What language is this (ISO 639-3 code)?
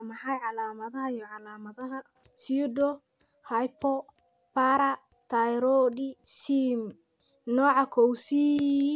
som